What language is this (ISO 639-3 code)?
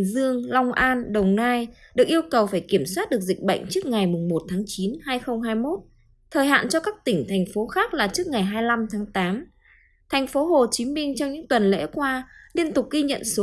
vie